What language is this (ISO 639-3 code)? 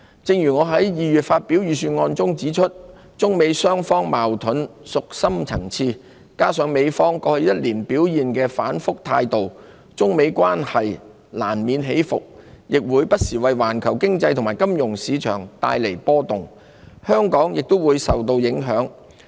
yue